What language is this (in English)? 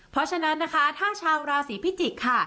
Thai